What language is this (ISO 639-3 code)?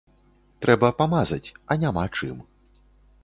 bel